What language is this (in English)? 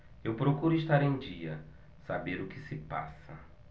Portuguese